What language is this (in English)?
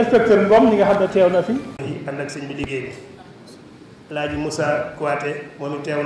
Arabic